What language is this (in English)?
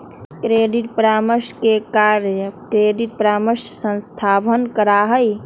Magahi